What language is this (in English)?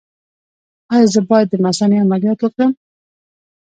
Pashto